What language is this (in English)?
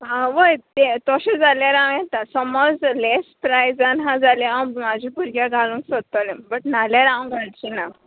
Konkani